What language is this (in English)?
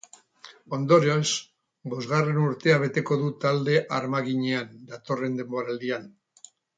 Basque